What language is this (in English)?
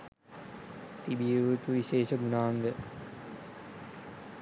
Sinhala